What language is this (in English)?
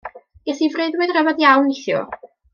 Welsh